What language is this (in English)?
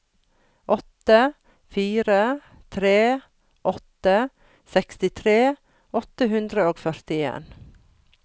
Norwegian